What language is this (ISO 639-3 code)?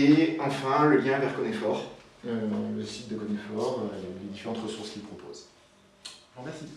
fra